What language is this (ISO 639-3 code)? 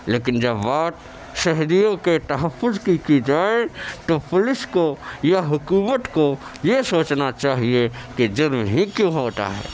urd